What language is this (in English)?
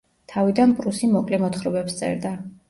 Georgian